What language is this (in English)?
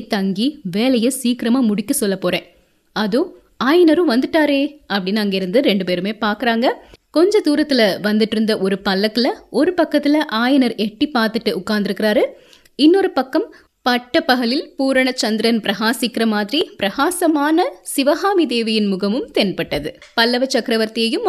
Tamil